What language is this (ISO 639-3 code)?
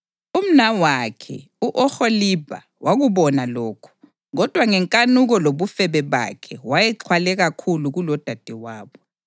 nde